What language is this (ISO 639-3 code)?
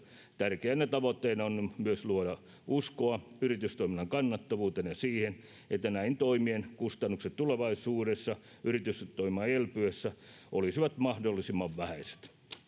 fin